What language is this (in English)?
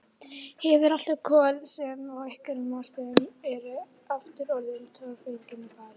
Icelandic